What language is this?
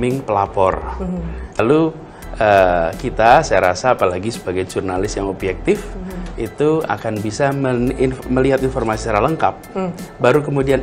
Indonesian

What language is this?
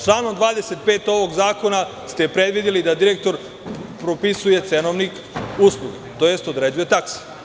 Serbian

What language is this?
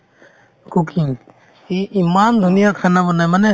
Assamese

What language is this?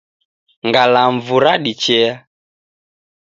Taita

